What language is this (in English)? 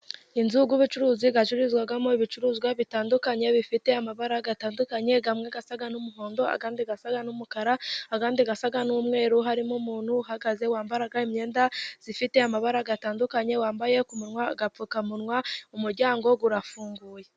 Kinyarwanda